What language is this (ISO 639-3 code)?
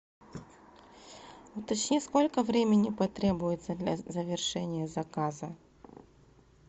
rus